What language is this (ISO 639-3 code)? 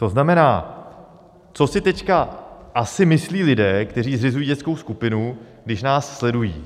ces